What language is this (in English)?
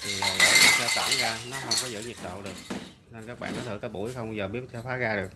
Vietnamese